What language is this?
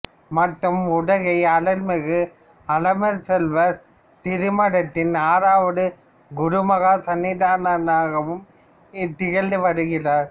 Tamil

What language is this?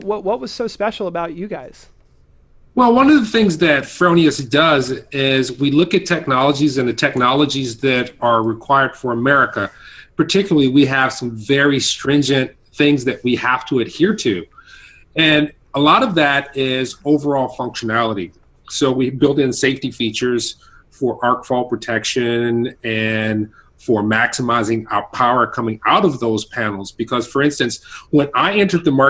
English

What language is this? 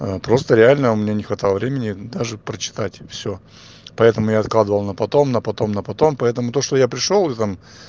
Russian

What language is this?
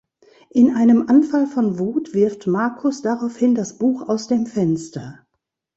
German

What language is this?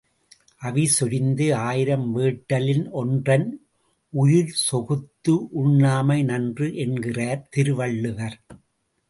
Tamil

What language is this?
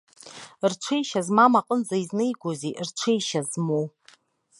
Abkhazian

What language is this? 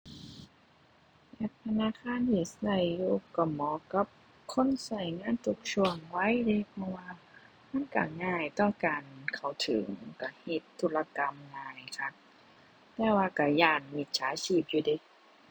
Thai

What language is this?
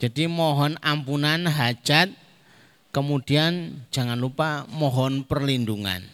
Indonesian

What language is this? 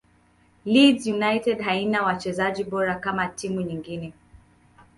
Swahili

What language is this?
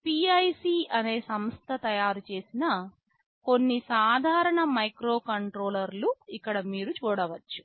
Telugu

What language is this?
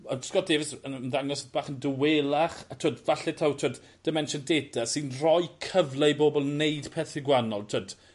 Welsh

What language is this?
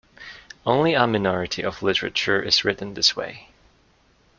English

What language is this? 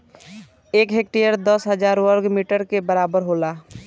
Bhojpuri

